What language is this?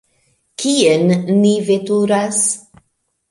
Esperanto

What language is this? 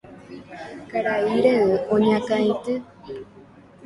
Guarani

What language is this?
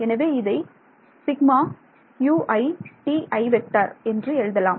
Tamil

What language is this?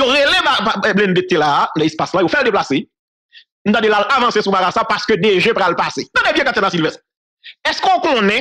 French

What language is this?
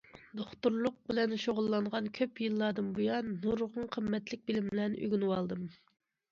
Uyghur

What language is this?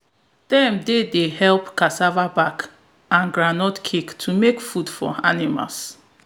Nigerian Pidgin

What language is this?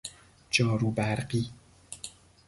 Persian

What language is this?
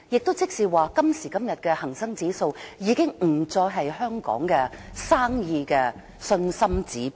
Cantonese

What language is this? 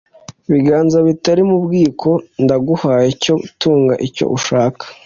Kinyarwanda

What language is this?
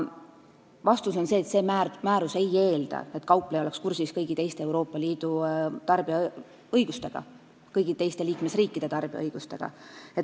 Estonian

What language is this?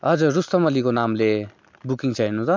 Nepali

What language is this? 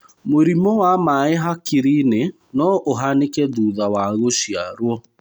Kikuyu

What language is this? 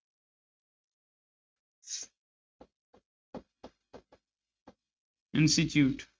Punjabi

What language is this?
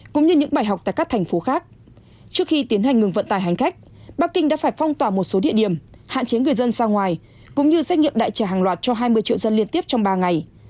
Vietnamese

